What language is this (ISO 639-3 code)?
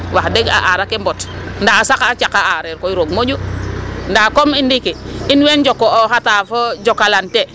srr